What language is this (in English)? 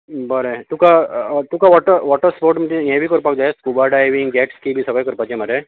Konkani